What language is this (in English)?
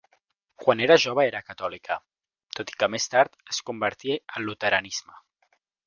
Catalan